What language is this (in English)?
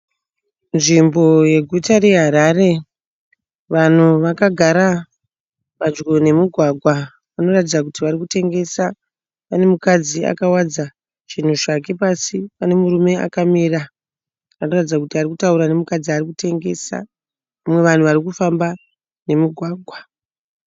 Shona